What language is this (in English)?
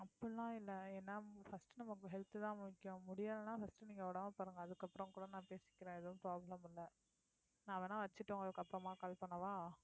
Tamil